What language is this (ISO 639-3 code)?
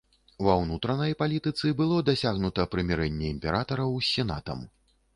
bel